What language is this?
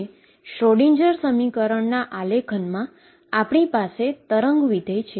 Gujarati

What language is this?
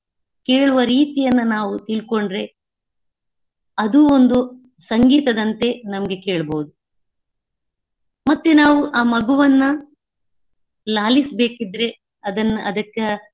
Kannada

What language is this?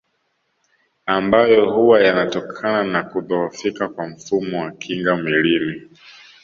Swahili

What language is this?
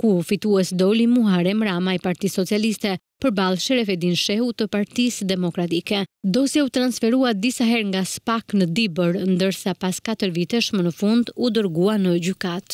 Romanian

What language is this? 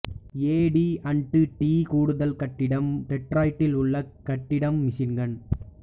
Tamil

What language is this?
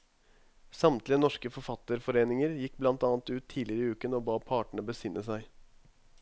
Norwegian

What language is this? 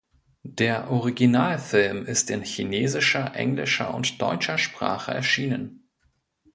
German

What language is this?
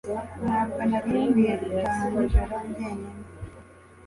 Kinyarwanda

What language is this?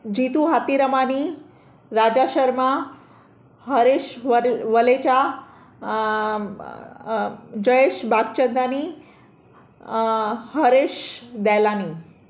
Sindhi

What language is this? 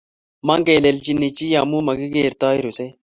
Kalenjin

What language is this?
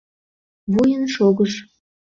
Mari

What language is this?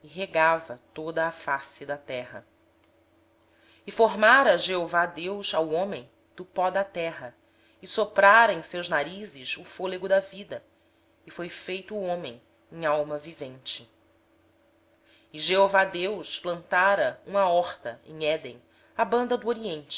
Portuguese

